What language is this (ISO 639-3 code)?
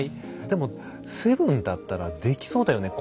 jpn